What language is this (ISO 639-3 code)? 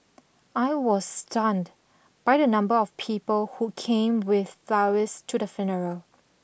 eng